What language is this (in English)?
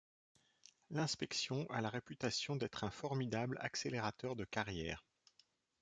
French